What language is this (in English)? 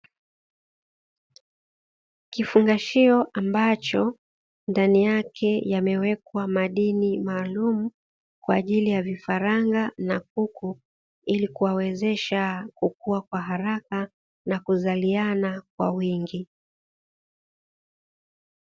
Swahili